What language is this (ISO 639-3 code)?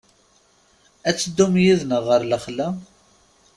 kab